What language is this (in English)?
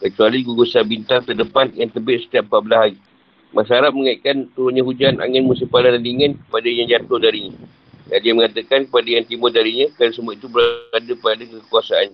Malay